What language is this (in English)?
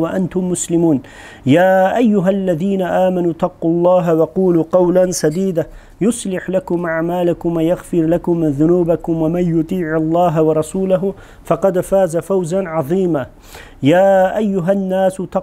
Turkish